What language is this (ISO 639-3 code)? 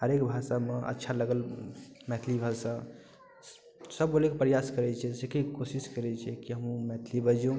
mai